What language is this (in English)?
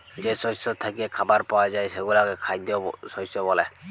Bangla